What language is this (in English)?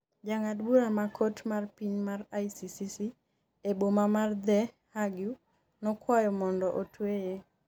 Luo (Kenya and Tanzania)